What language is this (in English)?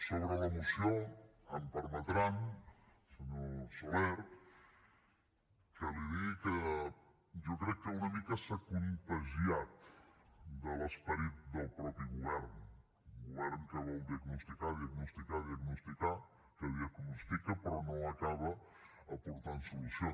Catalan